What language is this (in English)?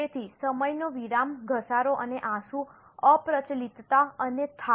Gujarati